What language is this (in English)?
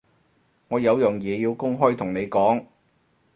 Cantonese